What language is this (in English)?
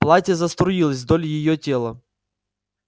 Russian